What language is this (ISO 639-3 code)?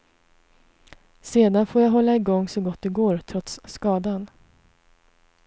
swe